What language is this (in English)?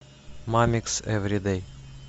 Russian